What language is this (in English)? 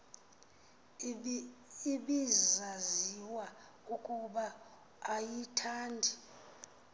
Xhosa